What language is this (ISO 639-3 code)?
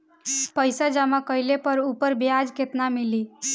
bho